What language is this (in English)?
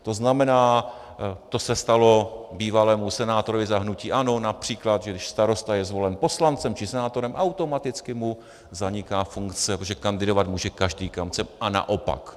Czech